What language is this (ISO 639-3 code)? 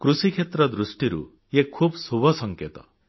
ori